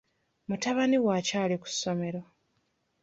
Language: Ganda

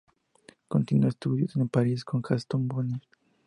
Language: Spanish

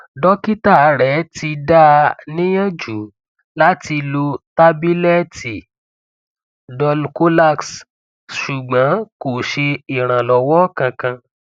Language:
Yoruba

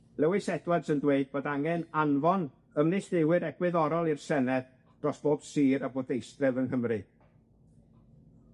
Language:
Welsh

